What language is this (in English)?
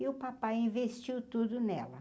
Portuguese